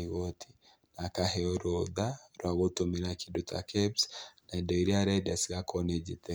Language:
Kikuyu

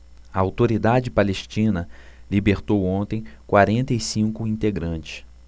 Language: Portuguese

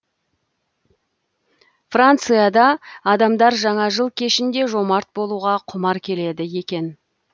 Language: Kazakh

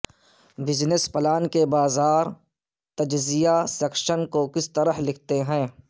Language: Urdu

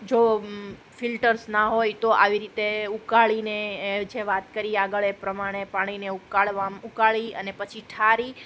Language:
Gujarati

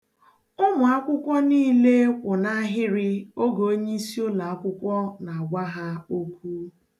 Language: Igbo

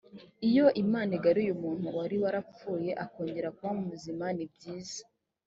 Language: Kinyarwanda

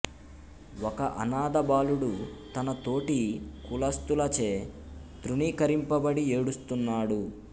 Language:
Telugu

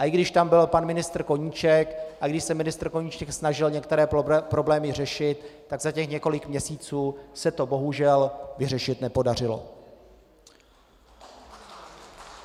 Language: Czech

